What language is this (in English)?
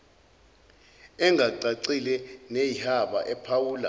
Zulu